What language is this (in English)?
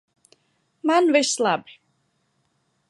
Latvian